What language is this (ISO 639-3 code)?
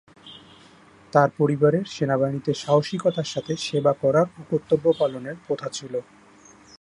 ben